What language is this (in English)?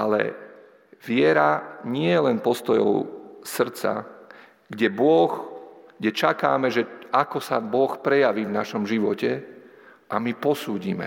Slovak